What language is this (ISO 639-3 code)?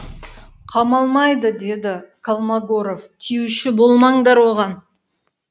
kaz